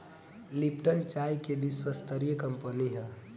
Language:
Bhojpuri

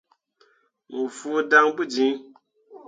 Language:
Mundang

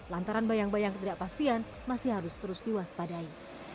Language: Indonesian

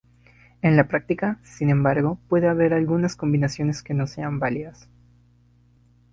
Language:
Spanish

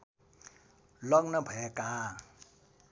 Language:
Nepali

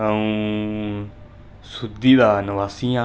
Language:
Dogri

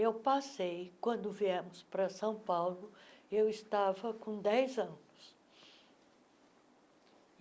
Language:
Portuguese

